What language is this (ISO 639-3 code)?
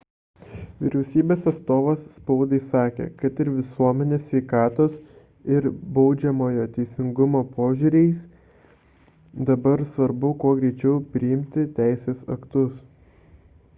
lit